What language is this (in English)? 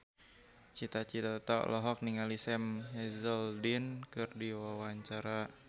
Sundanese